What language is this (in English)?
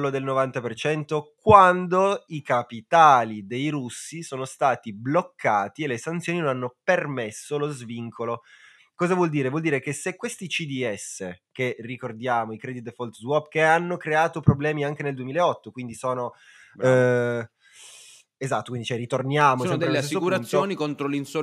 Italian